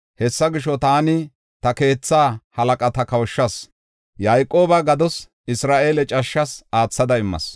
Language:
Gofa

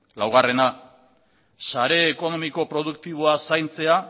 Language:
Basque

